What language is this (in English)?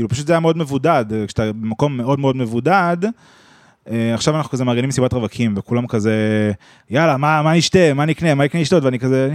Hebrew